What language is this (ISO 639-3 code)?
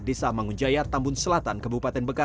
ind